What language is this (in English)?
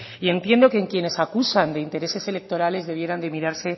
Spanish